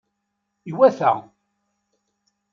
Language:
Kabyle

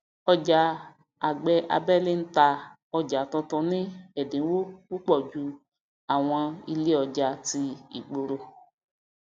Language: Yoruba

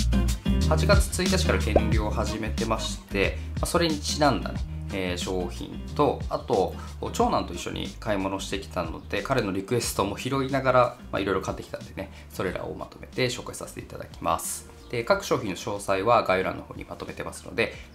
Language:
Japanese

